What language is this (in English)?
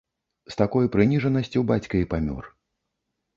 Belarusian